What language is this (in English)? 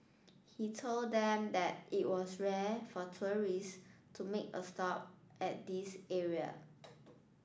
English